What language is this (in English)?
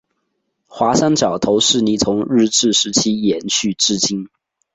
Chinese